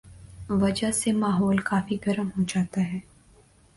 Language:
Urdu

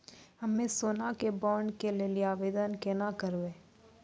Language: Maithili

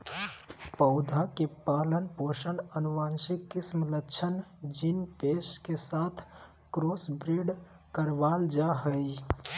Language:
Magahi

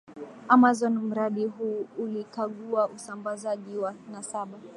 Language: Swahili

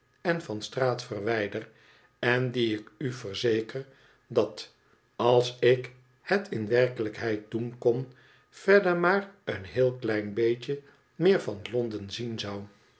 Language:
Dutch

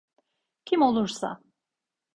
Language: Turkish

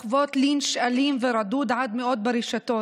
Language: Hebrew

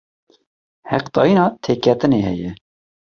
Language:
Kurdish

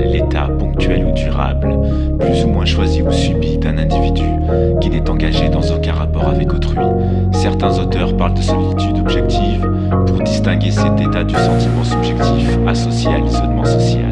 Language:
French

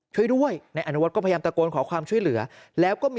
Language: Thai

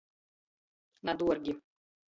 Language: Latgalian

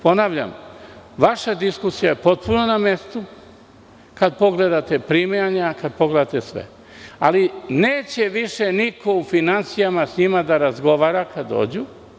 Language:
Serbian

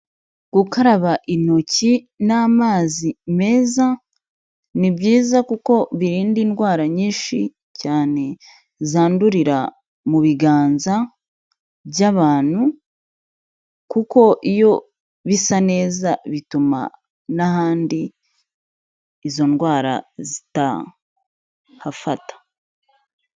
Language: Kinyarwanda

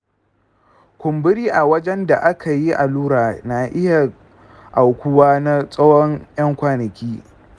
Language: Hausa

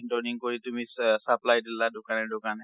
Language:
Assamese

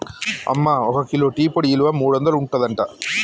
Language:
Telugu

